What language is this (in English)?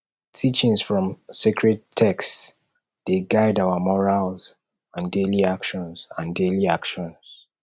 Nigerian Pidgin